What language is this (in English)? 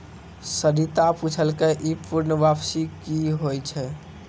Maithili